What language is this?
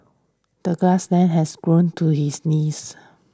English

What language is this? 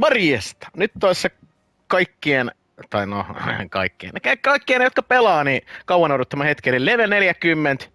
Finnish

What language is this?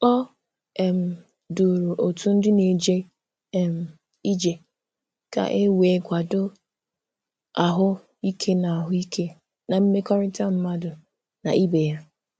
Igbo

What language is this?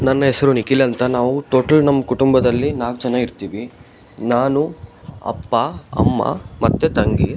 Kannada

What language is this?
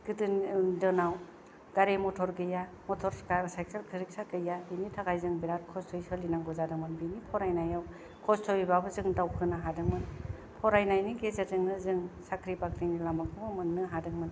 Bodo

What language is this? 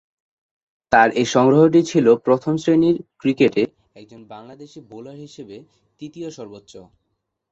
Bangla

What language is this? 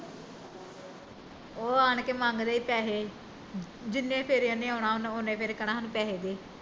Punjabi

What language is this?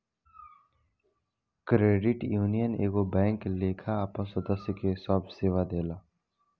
Bhojpuri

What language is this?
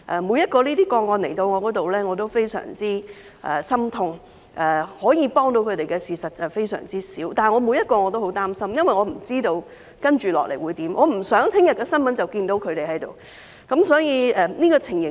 Cantonese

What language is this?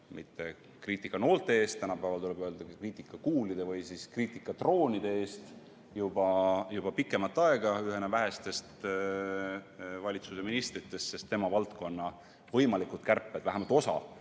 Estonian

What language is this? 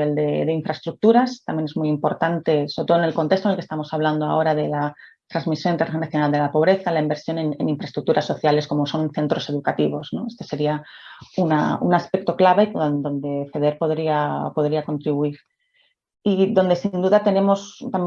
Spanish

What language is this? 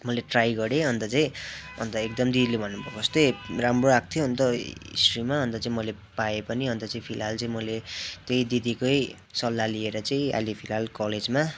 Nepali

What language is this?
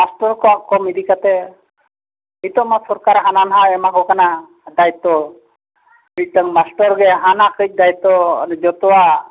Santali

